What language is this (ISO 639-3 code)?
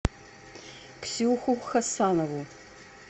rus